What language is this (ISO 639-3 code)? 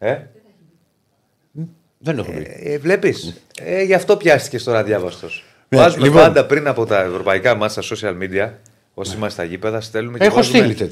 ell